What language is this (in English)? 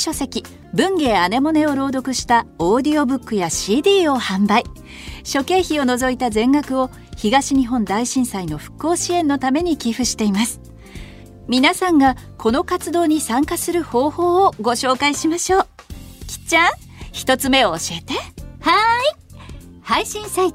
Japanese